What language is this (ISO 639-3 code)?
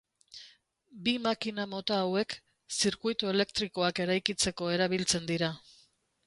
eus